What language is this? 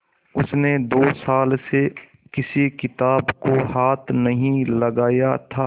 Hindi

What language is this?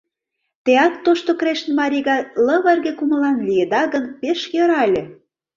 Mari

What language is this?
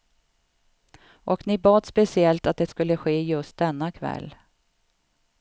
Swedish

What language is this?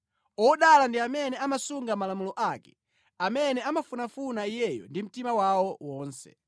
Nyanja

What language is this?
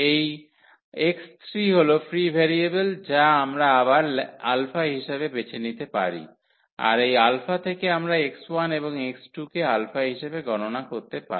Bangla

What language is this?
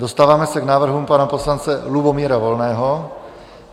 Czech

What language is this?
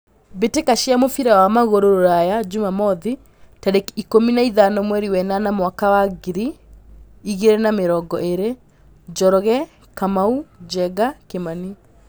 Kikuyu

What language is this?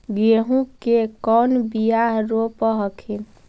Magahi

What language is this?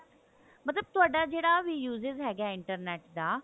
Punjabi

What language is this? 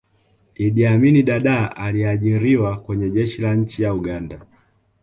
Swahili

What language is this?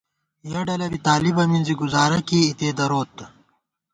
Gawar-Bati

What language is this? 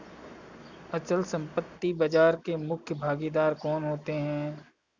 Hindi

